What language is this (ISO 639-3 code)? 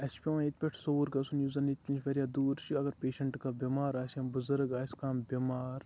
kas